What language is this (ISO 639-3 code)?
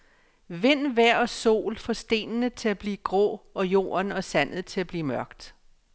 dan